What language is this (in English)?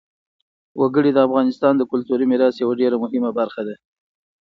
Pashto